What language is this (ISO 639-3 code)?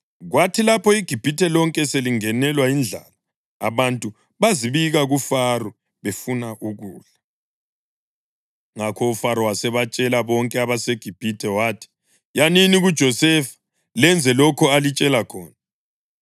nde